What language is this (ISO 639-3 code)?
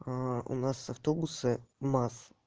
rus